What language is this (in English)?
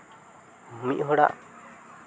Santali